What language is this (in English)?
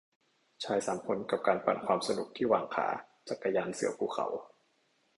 Thai